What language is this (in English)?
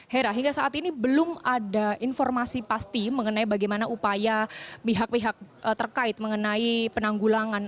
Indonesian